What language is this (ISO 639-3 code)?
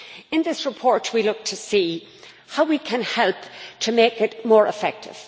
eng